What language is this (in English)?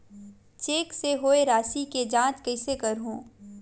Chhattisgarhi